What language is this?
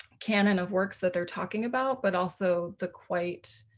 English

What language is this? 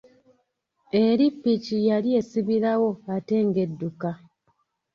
Ganda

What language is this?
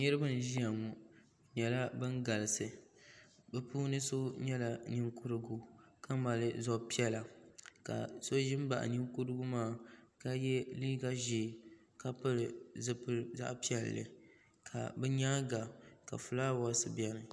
Dagbani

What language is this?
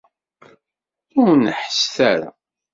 Kabyle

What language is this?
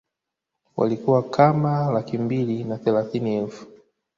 Swahili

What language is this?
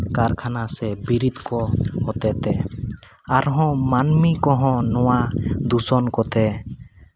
Santali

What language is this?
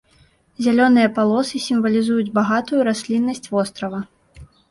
Belarusian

